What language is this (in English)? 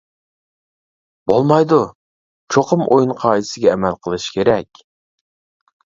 Uyghur